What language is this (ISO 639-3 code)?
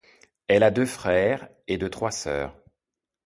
fra